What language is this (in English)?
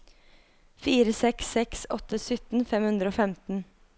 Norwegian